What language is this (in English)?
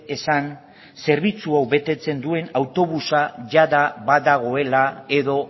Basque